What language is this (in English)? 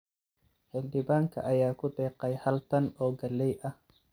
Somali